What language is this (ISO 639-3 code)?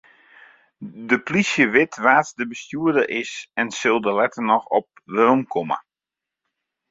fry